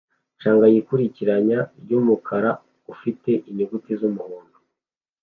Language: Kinyarwanda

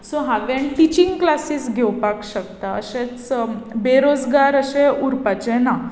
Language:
Konkani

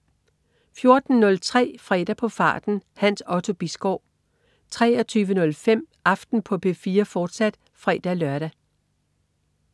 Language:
Danish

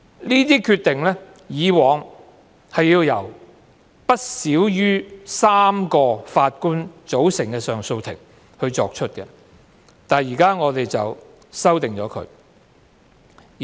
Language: Cantonese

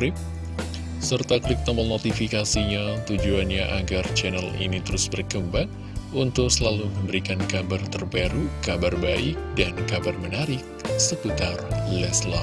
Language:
Indonesian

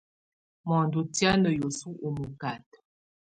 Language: Tunen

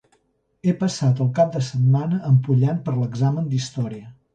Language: Catalan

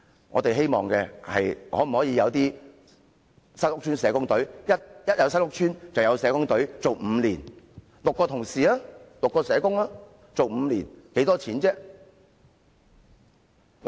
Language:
Cantonese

